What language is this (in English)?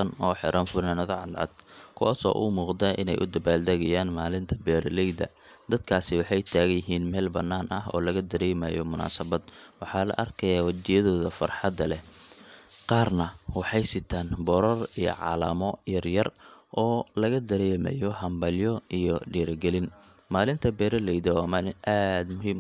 Somali